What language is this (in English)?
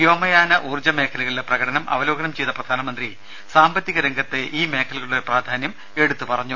Malayalam